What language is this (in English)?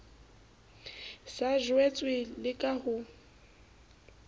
Southern Sotho